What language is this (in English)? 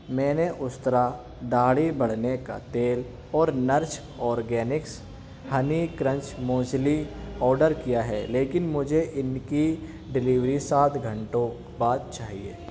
Urdu